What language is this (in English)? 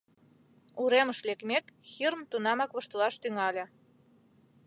Mari